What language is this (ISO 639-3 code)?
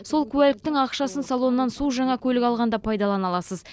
kaz